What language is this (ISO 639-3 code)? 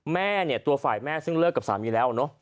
tha